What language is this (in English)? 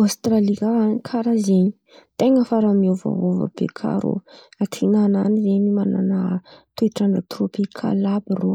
Antankarana Malagasy